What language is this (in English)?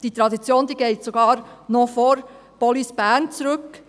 Swiss German